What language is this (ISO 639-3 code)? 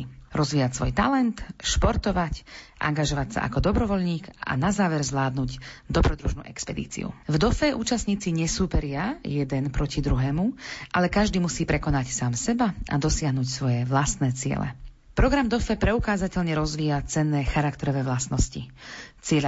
slk